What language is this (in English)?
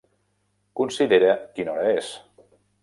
Catalan